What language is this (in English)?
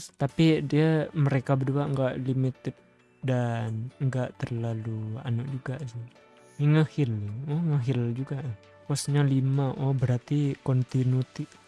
Indonesian